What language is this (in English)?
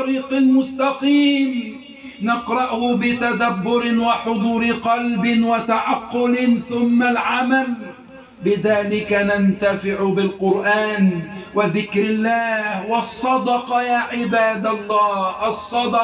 Arabic